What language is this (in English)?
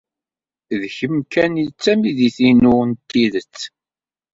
Kabyle